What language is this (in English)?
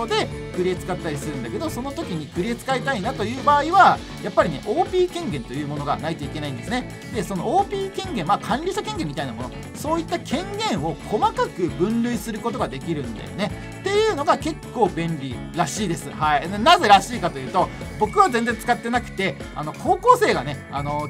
Japanese